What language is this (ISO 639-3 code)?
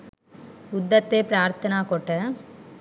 sin